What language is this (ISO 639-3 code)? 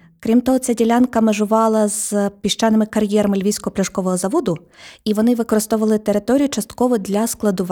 ukr